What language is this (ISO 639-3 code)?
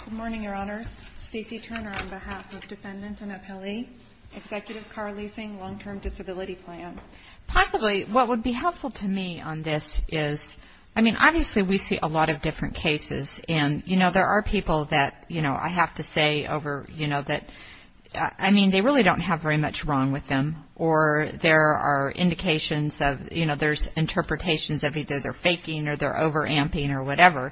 eng